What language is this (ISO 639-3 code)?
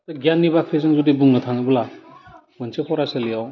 brx